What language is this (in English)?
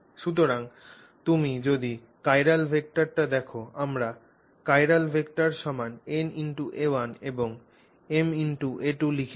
Bangla